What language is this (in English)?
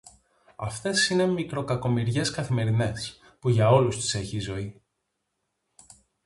Greek